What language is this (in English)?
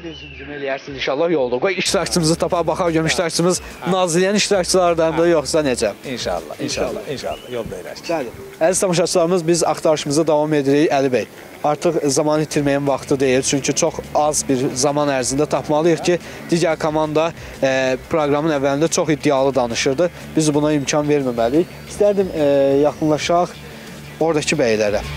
Turkish